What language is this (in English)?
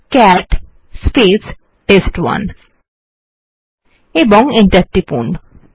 Bangla